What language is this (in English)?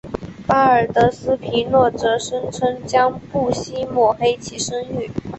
Chinese